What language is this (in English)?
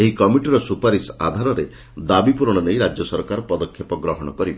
Odia